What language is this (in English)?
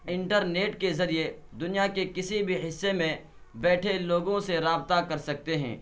Urdu